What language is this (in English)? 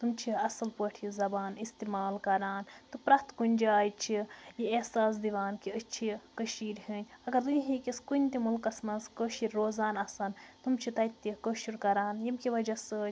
Kashmiri